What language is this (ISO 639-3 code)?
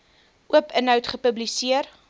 afr